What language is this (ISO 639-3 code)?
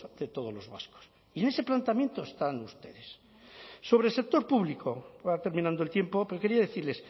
spa